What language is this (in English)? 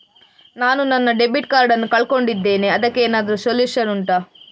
Kannada